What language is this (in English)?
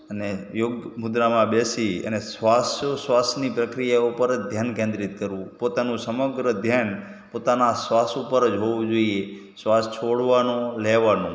Gujarati